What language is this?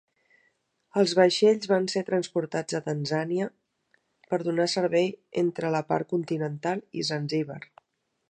Catalan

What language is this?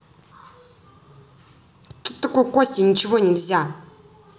Russian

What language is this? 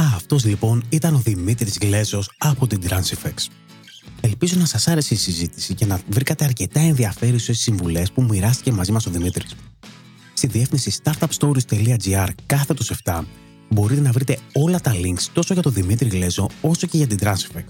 Greek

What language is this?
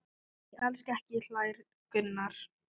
Icelandic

